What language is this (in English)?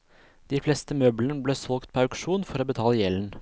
Norwegian